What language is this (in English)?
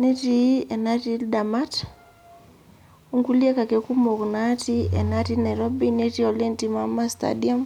Masai